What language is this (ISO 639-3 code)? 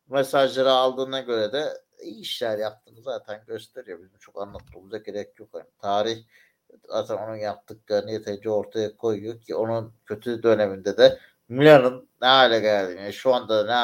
tur